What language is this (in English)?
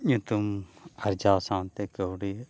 Santali